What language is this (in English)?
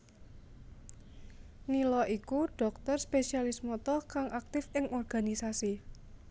Javanese